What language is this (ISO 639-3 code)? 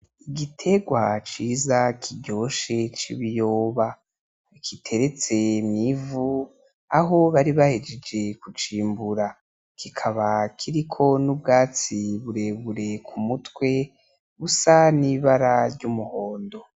run